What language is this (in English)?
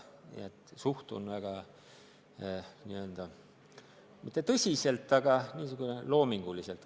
Estonian